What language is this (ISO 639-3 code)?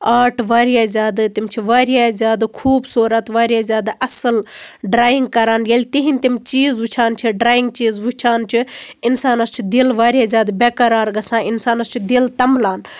kas